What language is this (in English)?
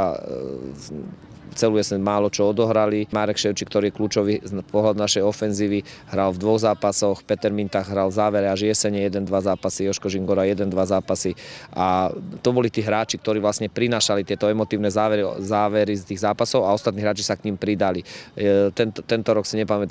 Slovak